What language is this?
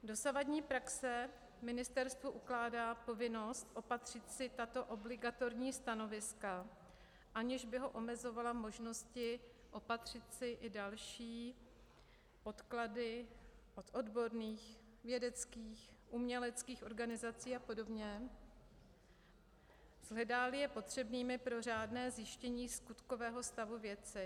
Czech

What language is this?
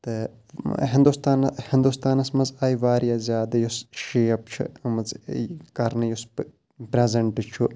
Kashmiri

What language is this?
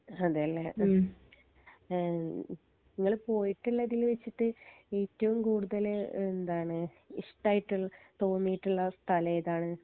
Malayalam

